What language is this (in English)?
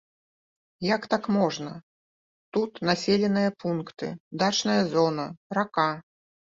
Belarusian